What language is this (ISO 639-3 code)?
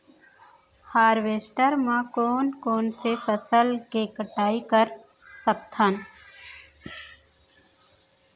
hne